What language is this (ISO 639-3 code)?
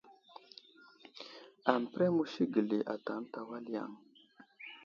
udl